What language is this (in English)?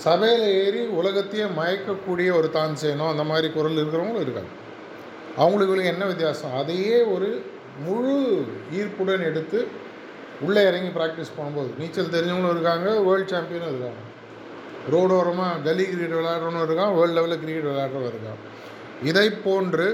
Tamil